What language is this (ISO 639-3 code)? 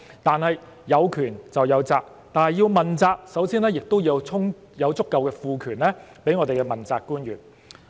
yue